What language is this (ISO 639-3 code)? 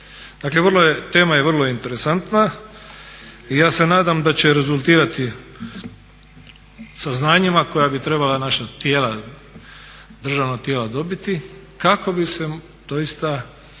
hrv